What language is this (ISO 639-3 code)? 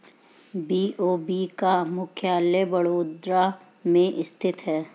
hin